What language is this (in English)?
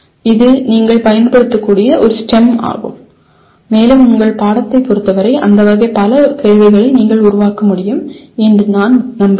Tamil